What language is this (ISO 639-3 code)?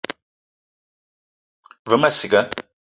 eto